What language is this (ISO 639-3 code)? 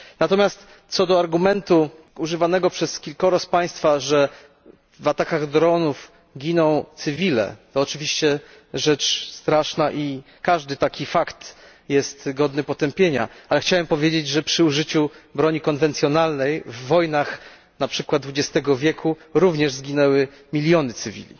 pol